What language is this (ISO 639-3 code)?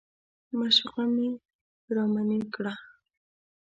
pus